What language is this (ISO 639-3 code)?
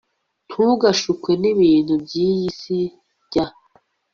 kin